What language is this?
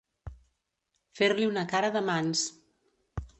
Catalan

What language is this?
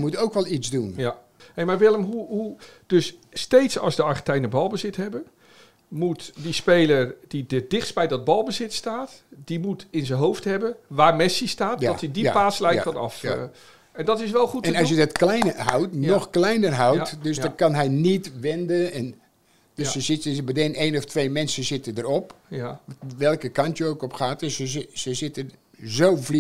Dutch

